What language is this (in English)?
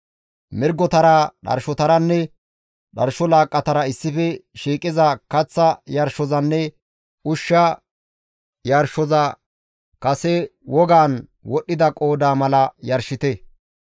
Gamo